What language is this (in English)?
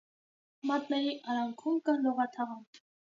Armenian